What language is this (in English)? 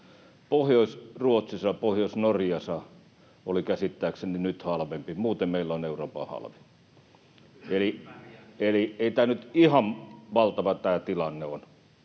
Finnish